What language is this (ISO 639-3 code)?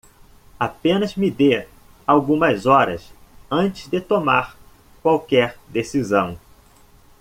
por